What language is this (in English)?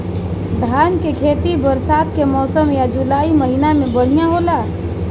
Bhojpuri